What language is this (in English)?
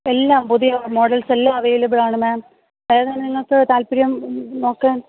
Malayalam